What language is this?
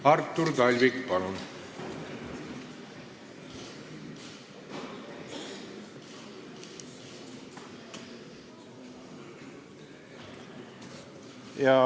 Estonian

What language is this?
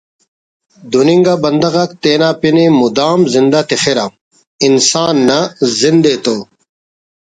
Brahui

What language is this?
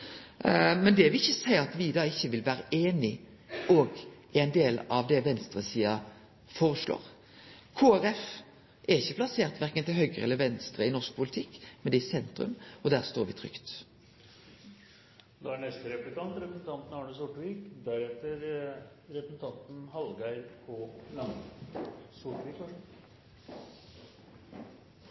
Norwegian Nynorsk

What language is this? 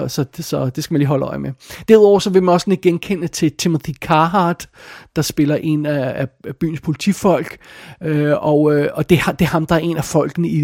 Danish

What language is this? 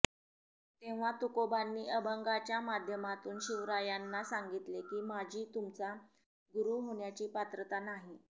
Marathi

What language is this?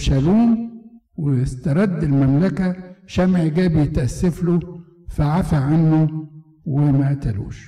Arabic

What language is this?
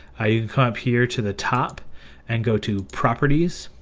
English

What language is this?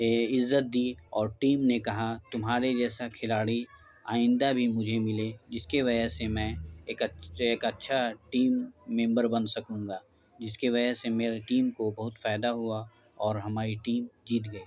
Urdu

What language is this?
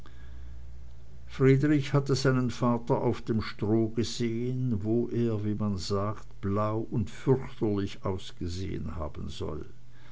German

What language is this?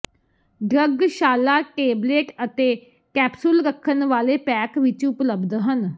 Punjabi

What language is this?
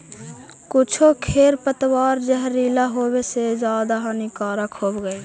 Magahi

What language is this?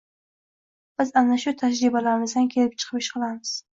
Uzbek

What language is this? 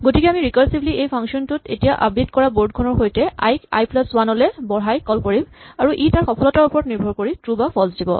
Assamese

